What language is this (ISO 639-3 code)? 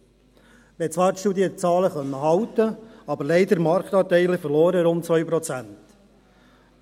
gsw